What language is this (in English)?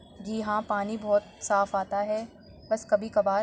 Urdu